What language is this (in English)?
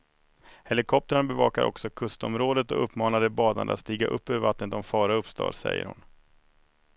Swedish